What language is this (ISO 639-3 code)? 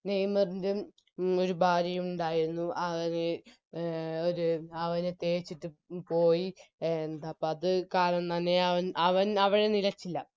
mal